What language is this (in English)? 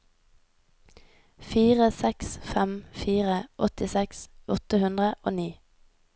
Norwegian